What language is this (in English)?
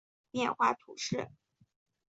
Chinese